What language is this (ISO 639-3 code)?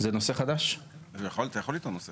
heb